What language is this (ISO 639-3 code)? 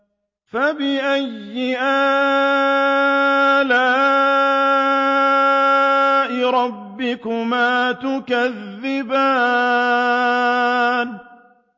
ara